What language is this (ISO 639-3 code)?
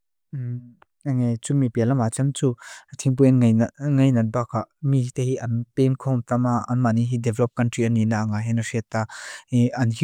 lus